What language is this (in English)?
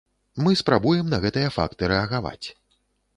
Belarusian